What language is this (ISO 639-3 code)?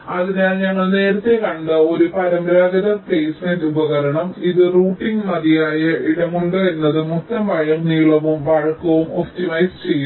mal